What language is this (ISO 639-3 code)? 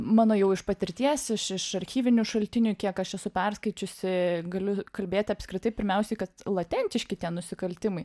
lit